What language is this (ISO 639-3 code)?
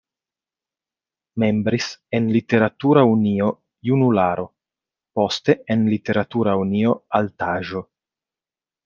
epo